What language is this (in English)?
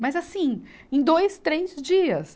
Portuguese